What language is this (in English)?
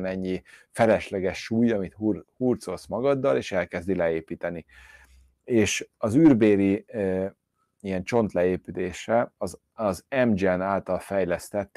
Hungarian